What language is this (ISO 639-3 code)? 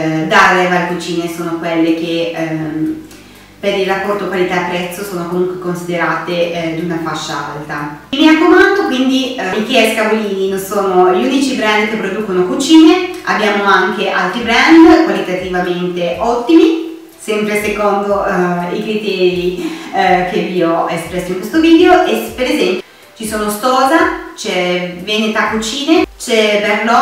ita